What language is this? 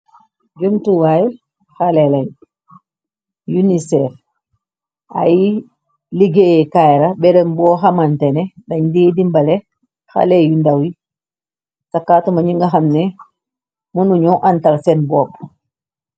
Wolof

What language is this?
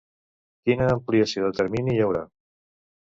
Catalan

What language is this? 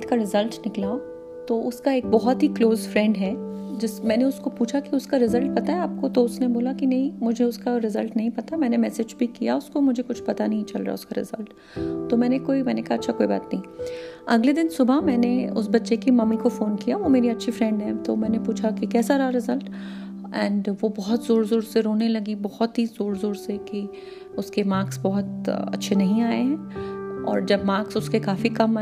Hindi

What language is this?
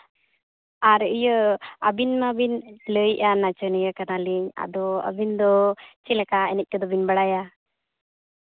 Santali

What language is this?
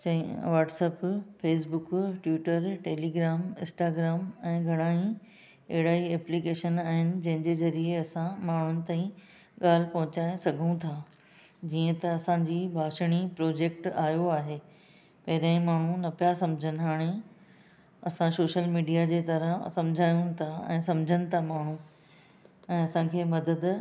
Sindhi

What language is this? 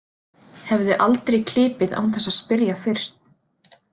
Icelandic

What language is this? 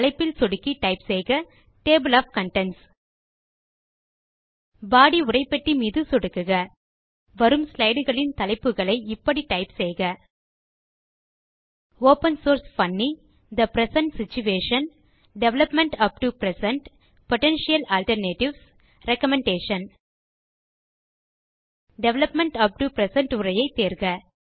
Tamil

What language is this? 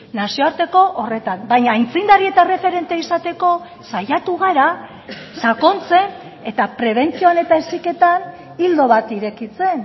Basque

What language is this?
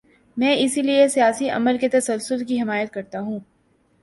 Urdu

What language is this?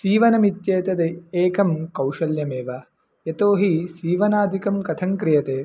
Sanskrit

